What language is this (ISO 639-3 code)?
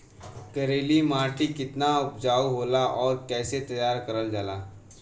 bho